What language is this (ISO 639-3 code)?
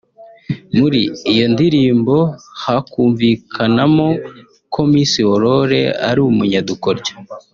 kin